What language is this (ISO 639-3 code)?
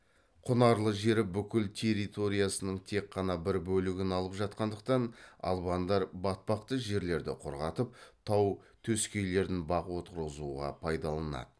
kaz